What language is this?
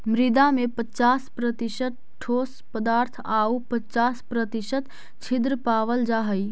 Magahi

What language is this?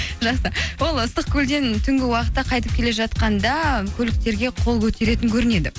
Kazakh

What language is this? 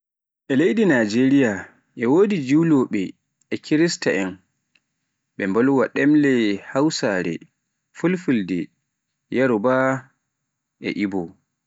Pular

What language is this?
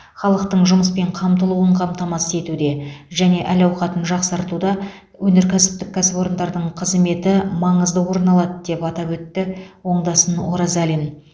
Kazakh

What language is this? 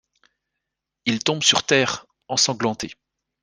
French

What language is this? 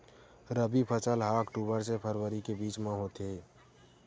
Chhattisgarhi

